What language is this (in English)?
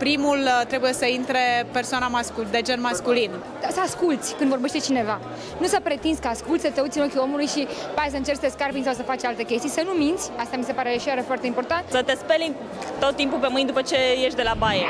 Romanian